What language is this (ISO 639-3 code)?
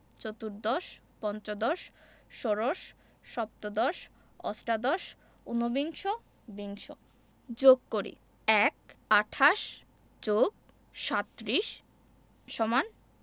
ben